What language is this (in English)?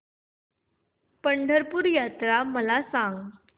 Marathi